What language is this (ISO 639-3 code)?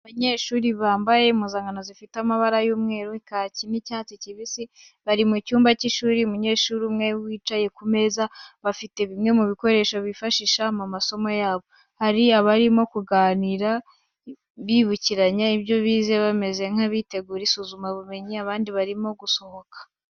kin